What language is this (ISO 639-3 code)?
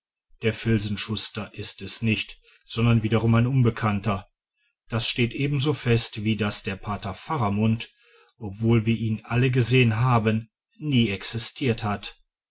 deu